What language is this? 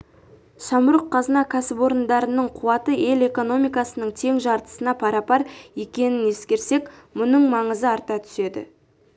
Kazakh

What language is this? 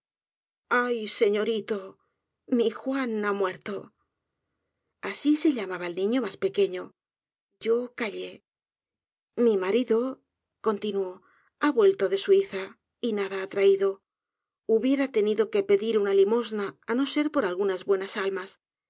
Spanish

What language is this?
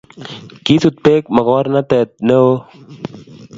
Kalenjin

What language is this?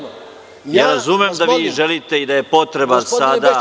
Serbian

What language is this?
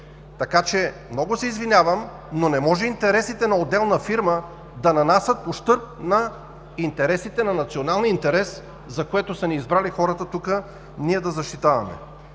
Bulgarian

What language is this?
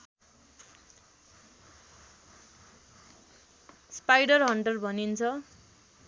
Nepali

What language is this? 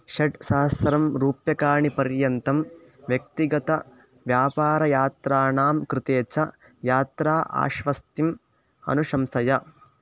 Sanskrit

